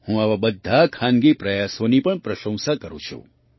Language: Gujarati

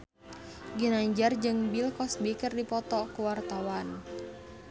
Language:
Sundanese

